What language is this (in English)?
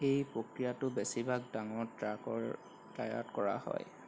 Assamese